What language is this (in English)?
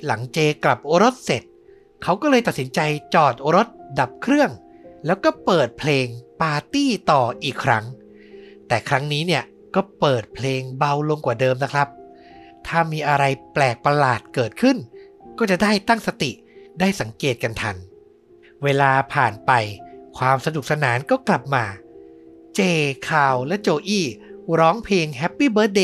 Thai